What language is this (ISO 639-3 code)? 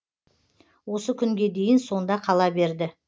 kaz